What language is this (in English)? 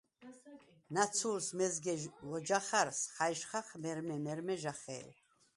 Svan